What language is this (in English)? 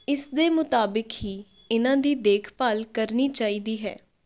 Punjabi